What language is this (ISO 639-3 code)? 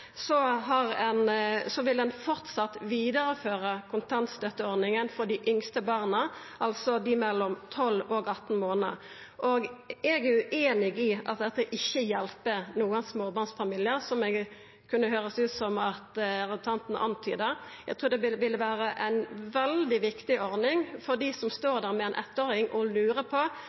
nno